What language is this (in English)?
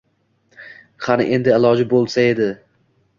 Uzbek